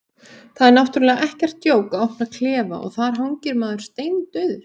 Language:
Icelandic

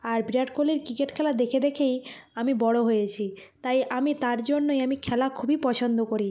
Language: Bangla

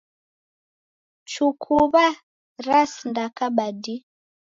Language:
Taita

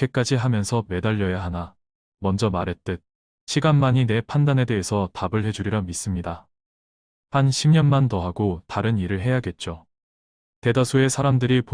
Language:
Korean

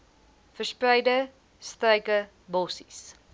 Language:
Afrikaans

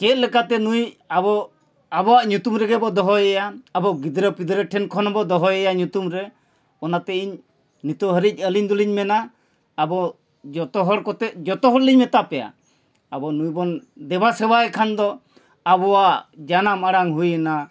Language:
Santali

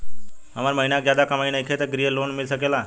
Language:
Bhojpuri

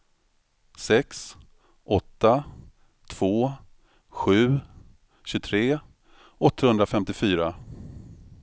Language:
Swedish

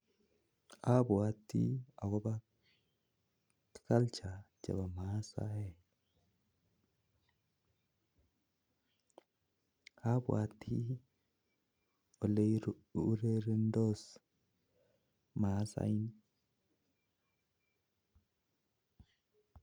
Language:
Kalenjin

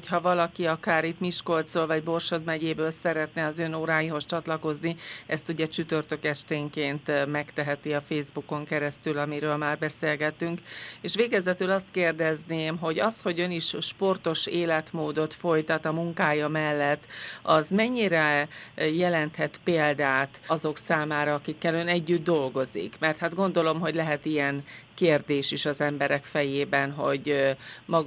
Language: Hungarian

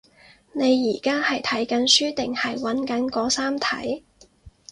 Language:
Cantonese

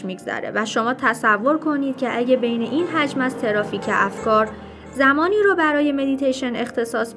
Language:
Persian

